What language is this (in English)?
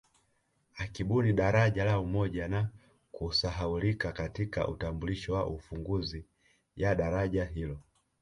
Swahili